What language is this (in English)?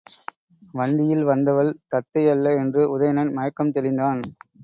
Tamil